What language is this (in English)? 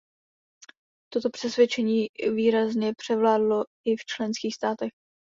Czech